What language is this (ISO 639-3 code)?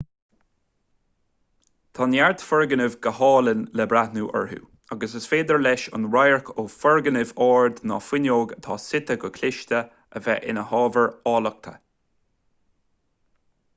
gle